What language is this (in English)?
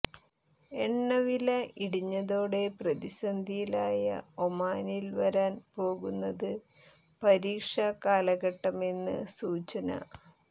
Malayalam